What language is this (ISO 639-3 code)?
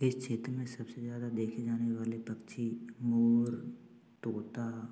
hin